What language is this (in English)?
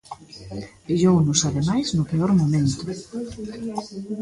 Galician